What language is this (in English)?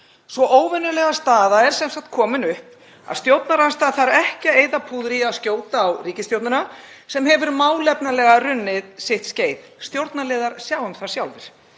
Icelandic